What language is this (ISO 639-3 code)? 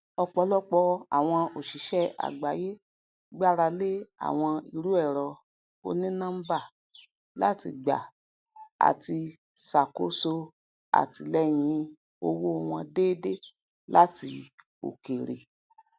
yor